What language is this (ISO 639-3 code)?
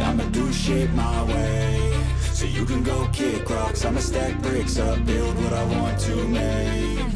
eng